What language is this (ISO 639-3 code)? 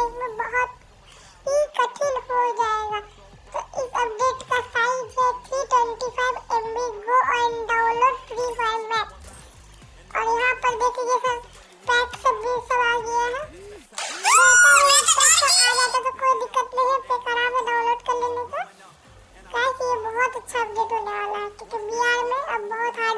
tur